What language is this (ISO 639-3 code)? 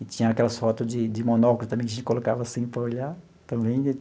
por